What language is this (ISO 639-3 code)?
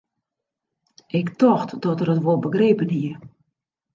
fry